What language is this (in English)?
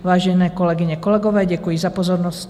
Czech